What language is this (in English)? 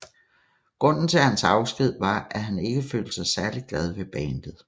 Danish